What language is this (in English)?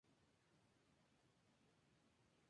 Spanish